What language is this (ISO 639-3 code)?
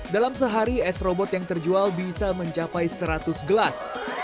ind